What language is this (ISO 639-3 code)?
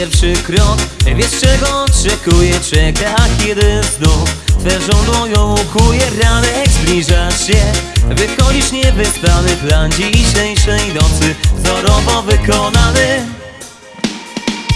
pol